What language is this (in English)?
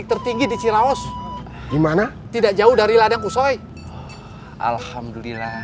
Indonesian